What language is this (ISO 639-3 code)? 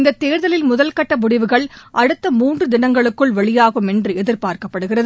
tam